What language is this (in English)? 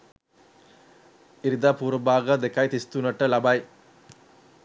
Sinhala